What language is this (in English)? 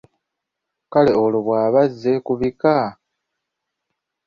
Ganda